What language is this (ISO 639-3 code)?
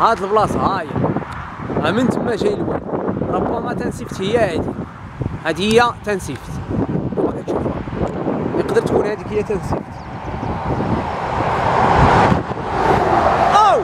ara